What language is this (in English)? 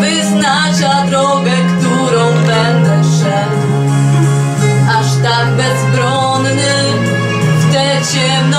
Polish